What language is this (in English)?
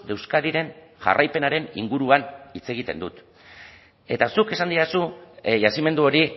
Basque